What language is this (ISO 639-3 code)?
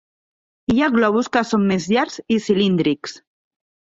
cat